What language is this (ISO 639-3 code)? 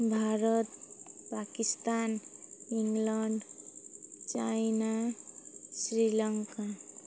ori